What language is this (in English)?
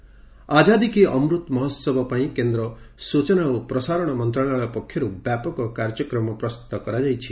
Odia